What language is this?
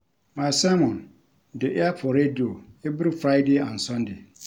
Nigerian Pidgin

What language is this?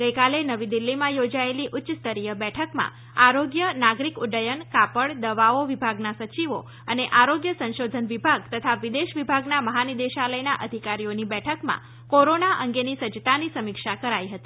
Gujarati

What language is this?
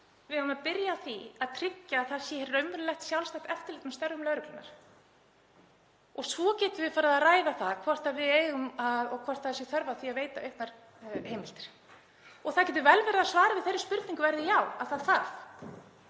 Icelandic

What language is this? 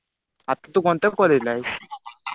Marathi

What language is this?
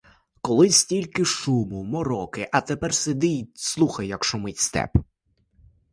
Ukrainian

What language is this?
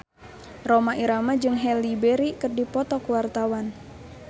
Sundanese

